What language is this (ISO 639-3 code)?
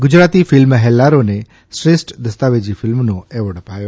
guj